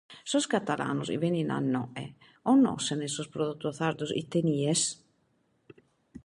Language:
Sardinian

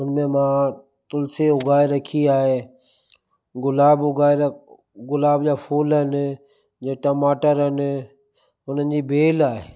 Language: Sindhi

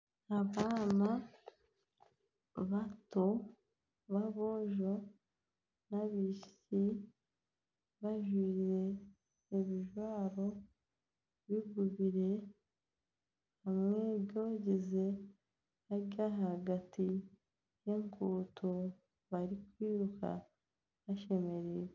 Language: Nyankole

